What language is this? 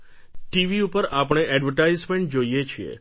Gujarati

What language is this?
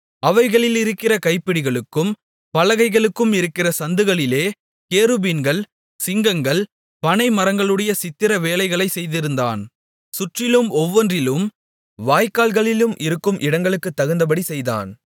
Tamil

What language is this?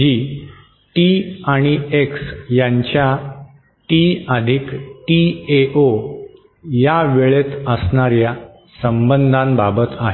Marathi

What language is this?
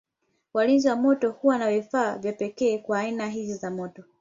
Swahili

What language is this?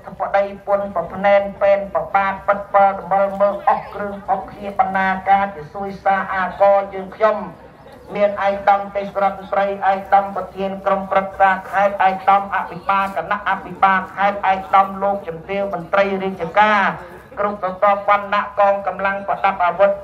Thai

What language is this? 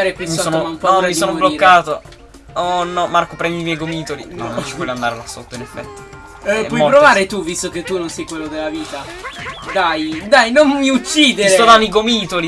Italian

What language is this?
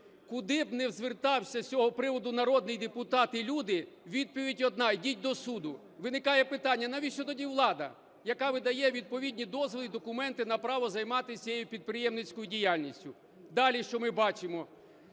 Ukrainian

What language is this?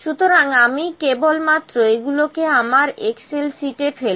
Bangla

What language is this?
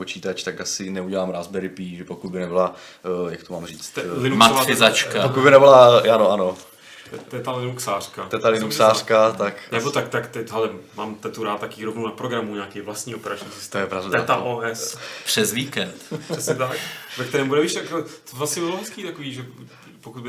Czech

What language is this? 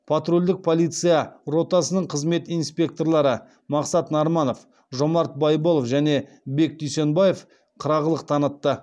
Kazakh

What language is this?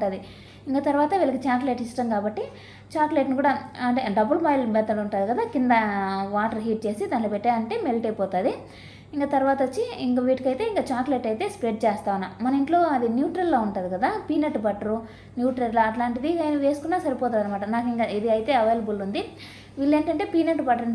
Telugu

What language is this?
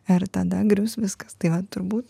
Lithuanian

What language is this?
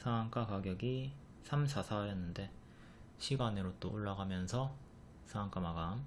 Korean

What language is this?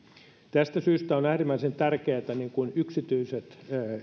Finnish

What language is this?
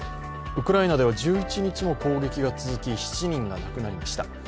Japanese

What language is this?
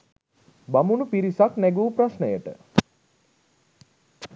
Sinhala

